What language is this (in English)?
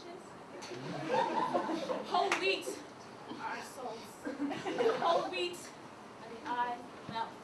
English